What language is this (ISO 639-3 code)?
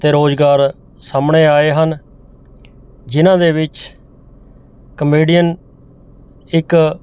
pan